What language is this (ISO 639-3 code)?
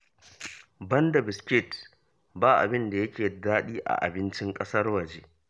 hau